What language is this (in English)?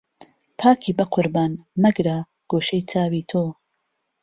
Central Kurdish